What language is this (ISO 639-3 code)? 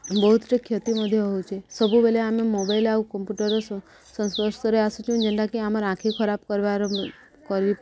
ori